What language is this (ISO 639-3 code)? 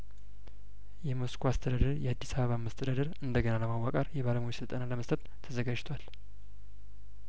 amh